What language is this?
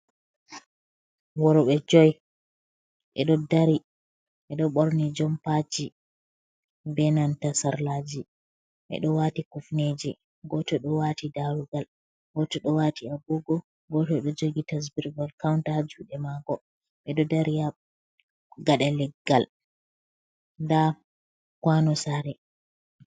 Fula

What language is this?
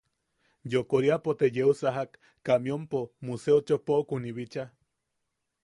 Yaqui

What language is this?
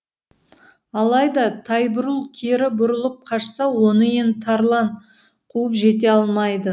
Kazakh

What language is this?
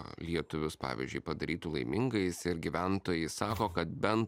Lithuanian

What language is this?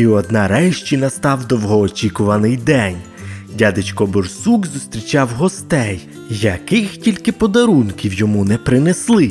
Ukrainian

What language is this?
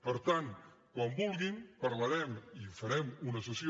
Catalan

